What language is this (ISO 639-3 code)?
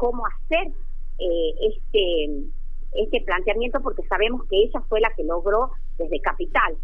spa